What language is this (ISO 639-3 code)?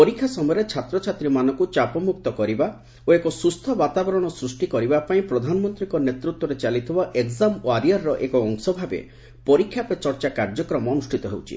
ori